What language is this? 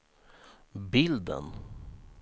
Swedish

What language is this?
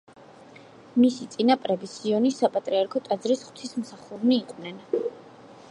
Georgian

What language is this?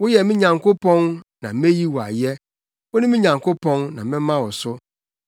Akan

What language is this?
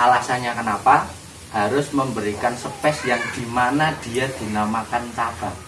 Indonesian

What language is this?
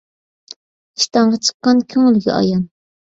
Uyghur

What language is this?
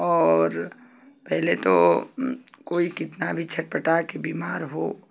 Hindi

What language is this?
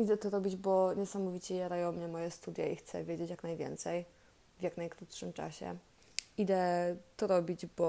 Polish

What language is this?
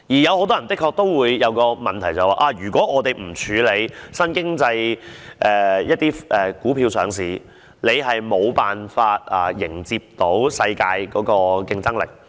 Cantonese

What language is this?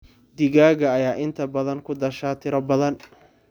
Somali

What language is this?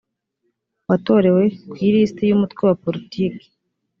Kinyarwanda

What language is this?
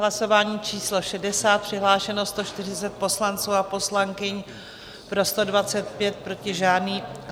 Czech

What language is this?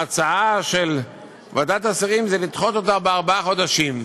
Hebrew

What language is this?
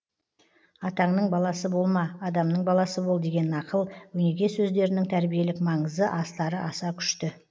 Kazakh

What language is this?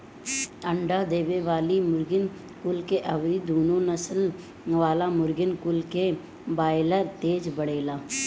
Bhojpuri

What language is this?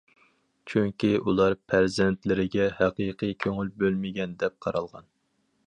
Uyghur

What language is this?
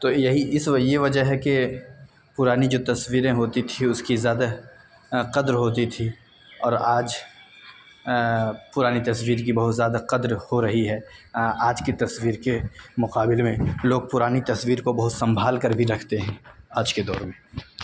Urdu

